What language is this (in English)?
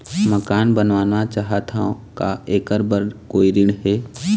Chhattisgarhi